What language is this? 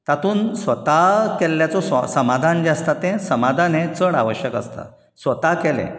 Konkani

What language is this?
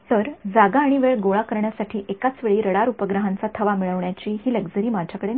Marathi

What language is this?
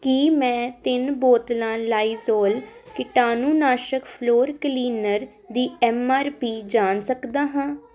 Punjabi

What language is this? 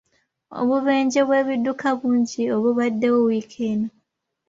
Ganda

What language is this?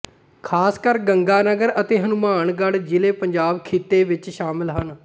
Punjabi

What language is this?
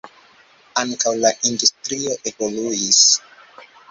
Esperanto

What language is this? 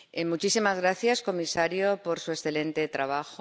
Spanish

